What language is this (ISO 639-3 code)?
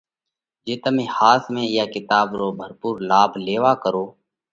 kvx